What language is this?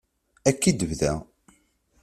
Kabyle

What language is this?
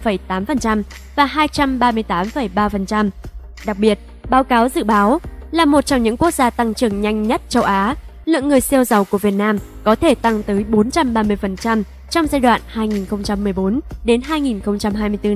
Vietnamese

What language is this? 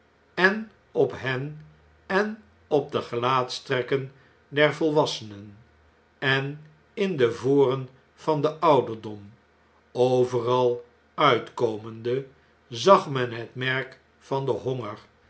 Dutch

